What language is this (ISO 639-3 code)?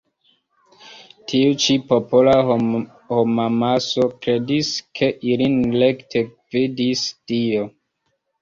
epo